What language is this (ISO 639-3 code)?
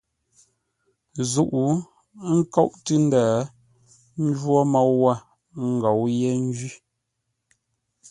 nla